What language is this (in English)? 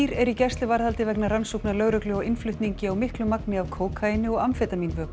Icelandic